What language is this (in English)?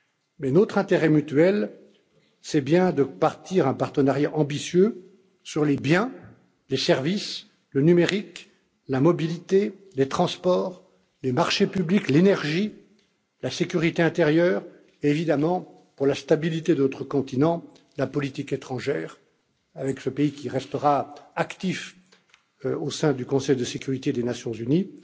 French